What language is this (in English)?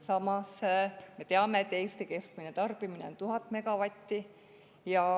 Estonian